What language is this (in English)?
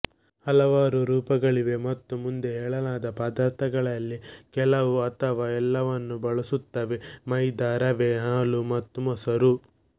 Kannada